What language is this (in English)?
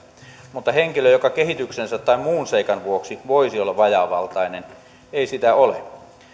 Finnish